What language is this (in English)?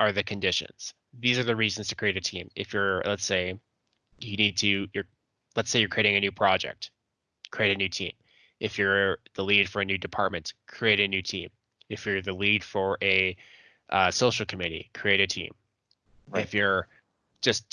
English